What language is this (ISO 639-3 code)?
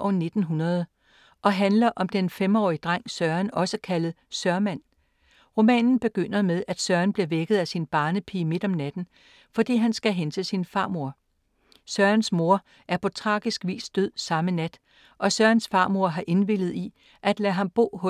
dan